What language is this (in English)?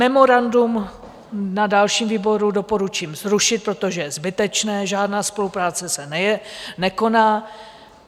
Czech